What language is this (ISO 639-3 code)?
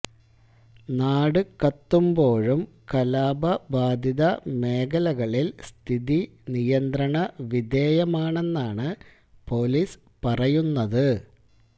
mal